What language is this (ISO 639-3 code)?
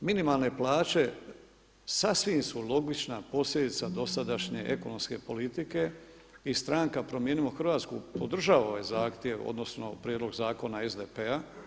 hrv